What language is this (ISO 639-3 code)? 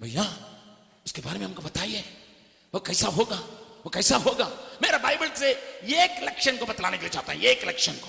hin